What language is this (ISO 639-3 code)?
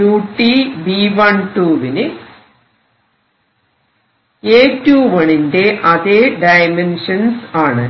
mal